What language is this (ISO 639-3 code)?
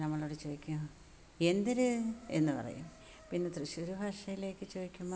mal